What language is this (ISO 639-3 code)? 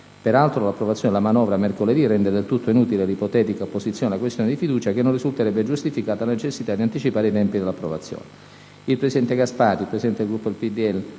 ita